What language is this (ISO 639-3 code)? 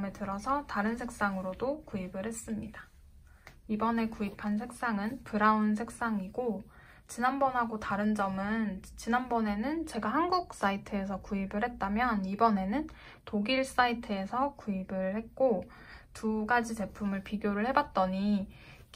kor